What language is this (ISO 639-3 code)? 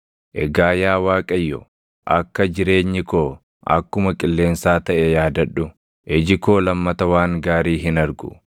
orm